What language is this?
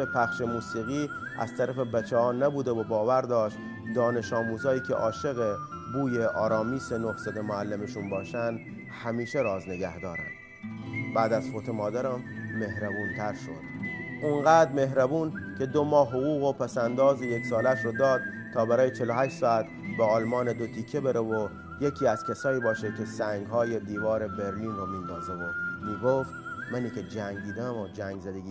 Persian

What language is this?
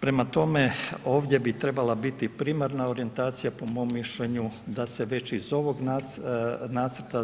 Croatian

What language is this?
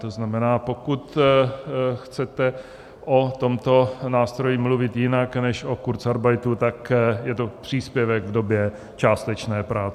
Czech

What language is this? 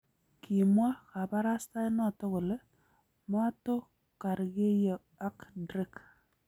Kalenjin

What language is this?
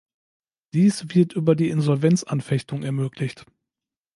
German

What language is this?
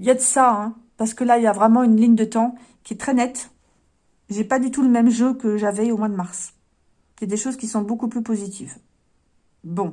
French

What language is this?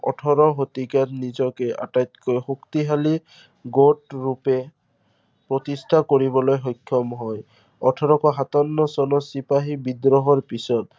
Assamese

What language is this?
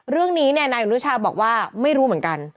Thai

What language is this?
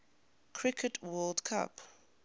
English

